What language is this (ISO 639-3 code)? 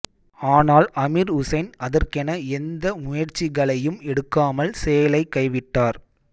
tam